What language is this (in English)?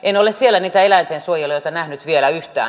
Finnish